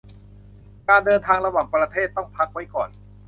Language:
Thai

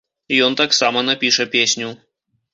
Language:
Belarusian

